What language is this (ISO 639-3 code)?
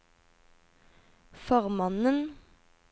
nor